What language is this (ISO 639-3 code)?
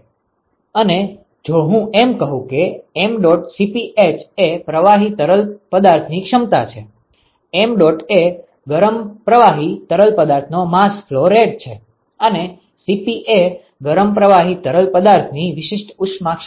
guj